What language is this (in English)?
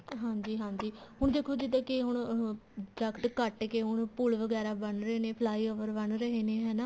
Punjabi